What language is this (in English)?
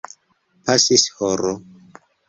Esperanto